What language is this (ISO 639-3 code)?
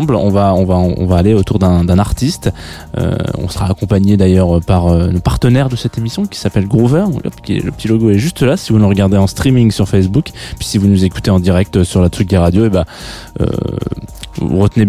fra